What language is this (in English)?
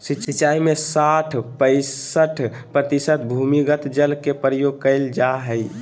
Magahi